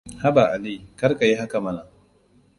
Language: Hausa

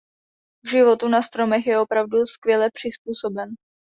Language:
Czech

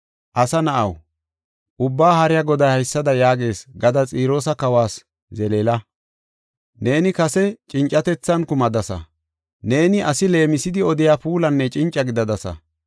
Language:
Gofa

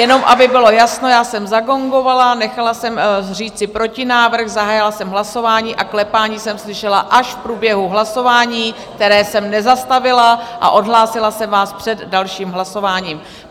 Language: Czech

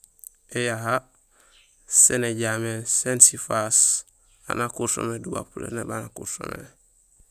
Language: Gusilay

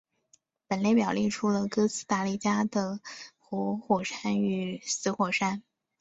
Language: Chinese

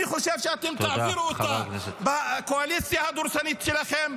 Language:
Hebrew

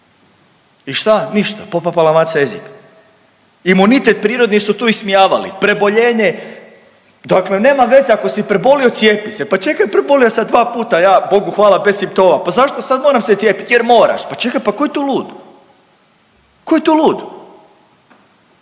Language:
Croatian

